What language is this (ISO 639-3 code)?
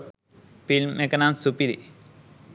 sin